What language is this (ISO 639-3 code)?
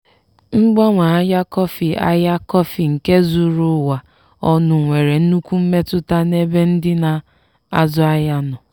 ibo